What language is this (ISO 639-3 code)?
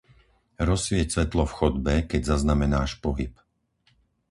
slk